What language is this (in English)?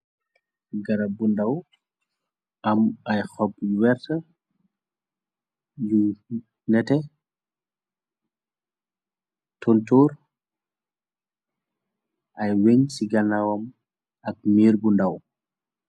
Wolof